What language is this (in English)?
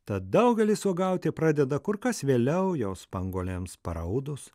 Lithuanian